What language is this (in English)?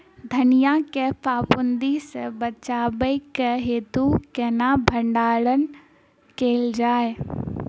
Maithili